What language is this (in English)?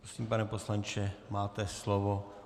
Czech